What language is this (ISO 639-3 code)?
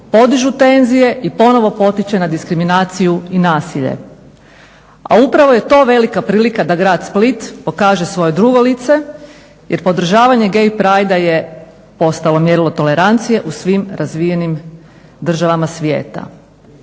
hrv